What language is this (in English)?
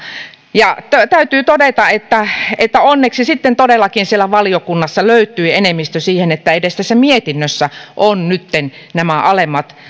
Finnish